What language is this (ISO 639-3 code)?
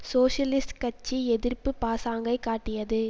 tam